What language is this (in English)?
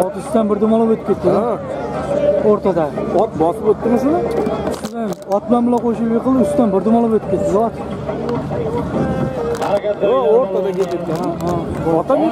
Turkish